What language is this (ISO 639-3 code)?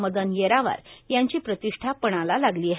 mar